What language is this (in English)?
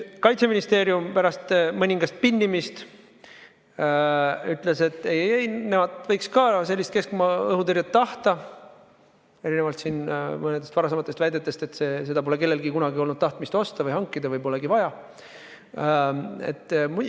Estonian